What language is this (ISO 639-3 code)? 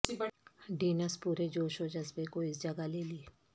urd